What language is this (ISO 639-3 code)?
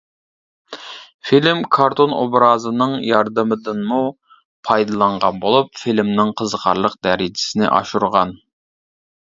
uig